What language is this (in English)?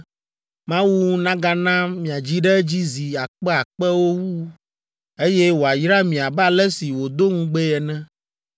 Ewe